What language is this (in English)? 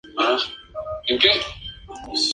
Spanish